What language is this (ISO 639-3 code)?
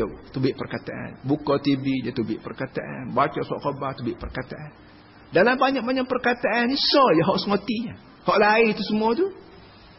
msa